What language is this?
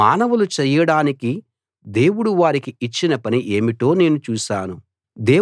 Telugu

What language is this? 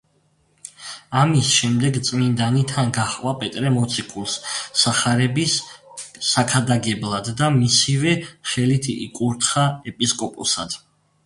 Georgian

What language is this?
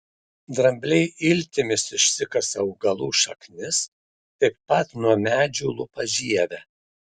Lithuanian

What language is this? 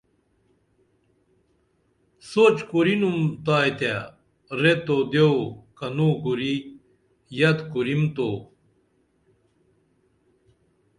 Dameli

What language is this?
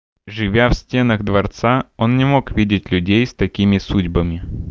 Russian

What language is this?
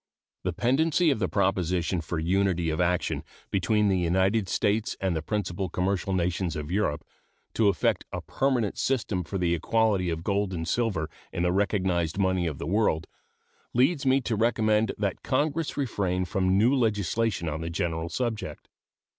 English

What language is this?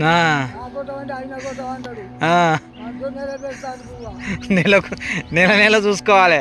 Telugu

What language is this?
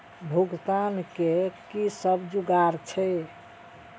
Maithili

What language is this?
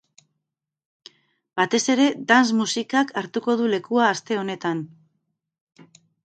Basque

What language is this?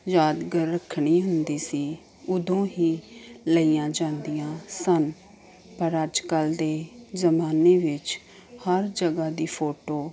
Punjabi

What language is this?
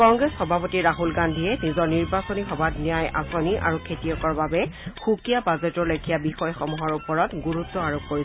Assamese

